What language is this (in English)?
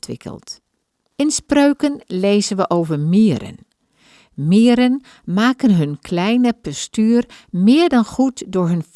Dutch